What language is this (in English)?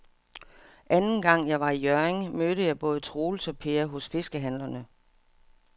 Danish